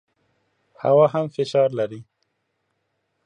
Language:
Pashto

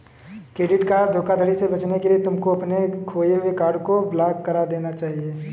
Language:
Hindi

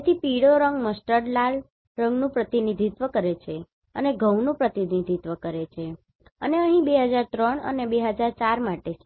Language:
Gujarati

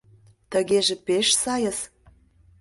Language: Mari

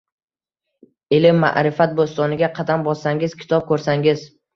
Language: Uzbek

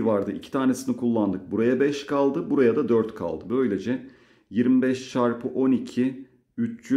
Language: Turkish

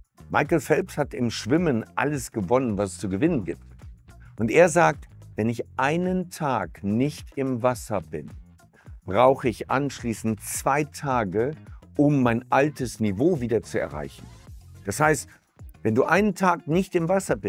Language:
German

